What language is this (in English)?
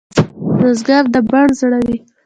Pashto